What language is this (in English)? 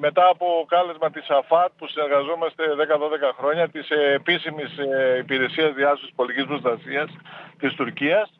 Greek